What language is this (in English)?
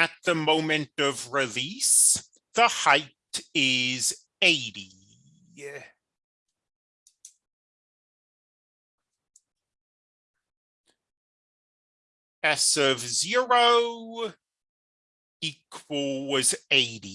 English